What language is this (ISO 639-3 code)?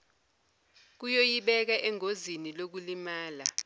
zul